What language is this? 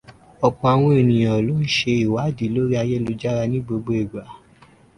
Yoruba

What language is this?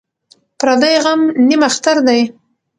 Pashto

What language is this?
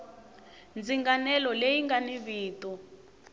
Tsonga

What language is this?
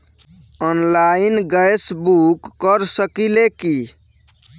Bhojpuri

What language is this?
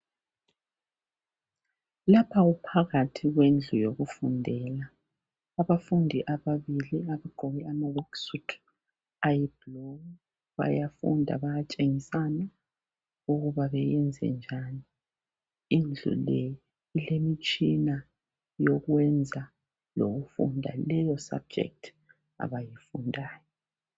North Ndebele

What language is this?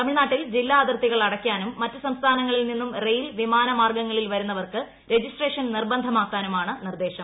Malayalam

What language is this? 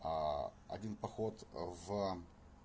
Russian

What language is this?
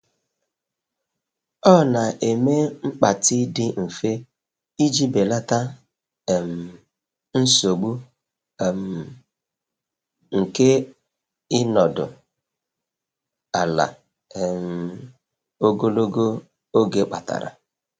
Igbo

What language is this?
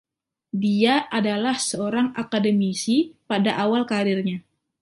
Indonesian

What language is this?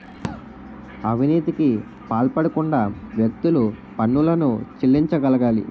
Telugu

